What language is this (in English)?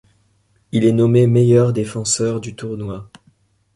French